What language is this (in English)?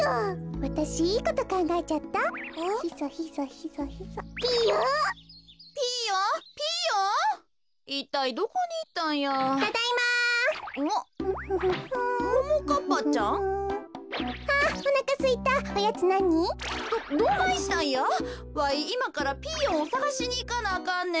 Japanese